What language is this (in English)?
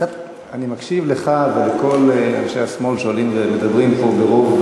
Hebrew